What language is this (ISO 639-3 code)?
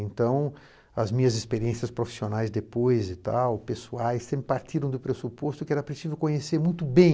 por